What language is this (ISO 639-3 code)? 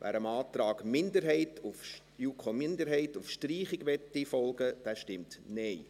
gsw